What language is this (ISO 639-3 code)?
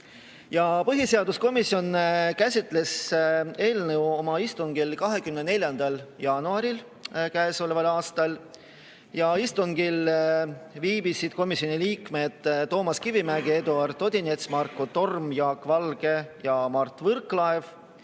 est